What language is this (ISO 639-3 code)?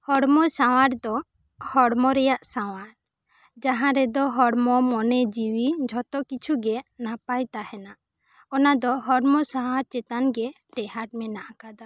sat